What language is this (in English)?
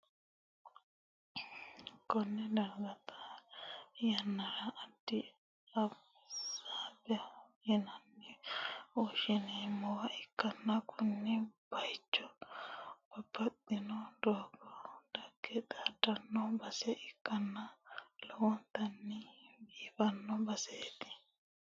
Sidamo